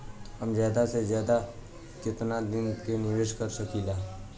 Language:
Bhojpuri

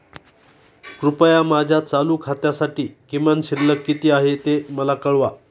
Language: Marathi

